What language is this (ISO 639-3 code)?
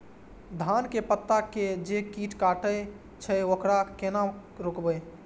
mai